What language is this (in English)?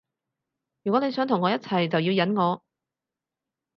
Cantonese